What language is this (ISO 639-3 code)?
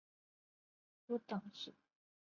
zho